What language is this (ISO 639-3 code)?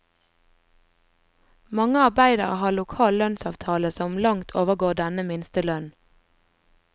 nor